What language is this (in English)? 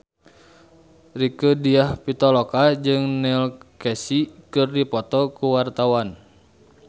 Sundanese